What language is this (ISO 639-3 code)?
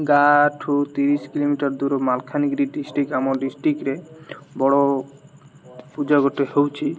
ori